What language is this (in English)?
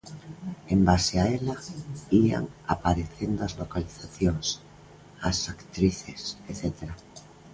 Galician